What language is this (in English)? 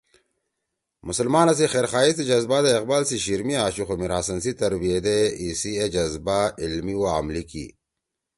Torwali